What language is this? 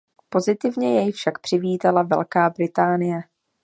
Czech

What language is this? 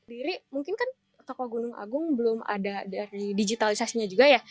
Indonesian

